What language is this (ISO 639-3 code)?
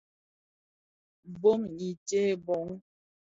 ksf